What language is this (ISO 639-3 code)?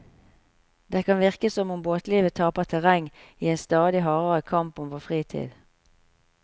nor